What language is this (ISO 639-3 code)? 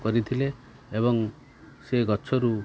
ori